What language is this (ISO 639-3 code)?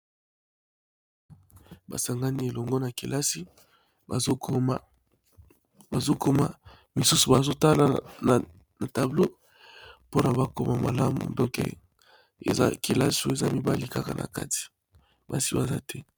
lin